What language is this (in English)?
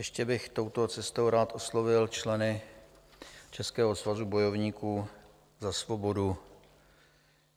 Czech